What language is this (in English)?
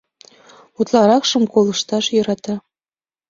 Mari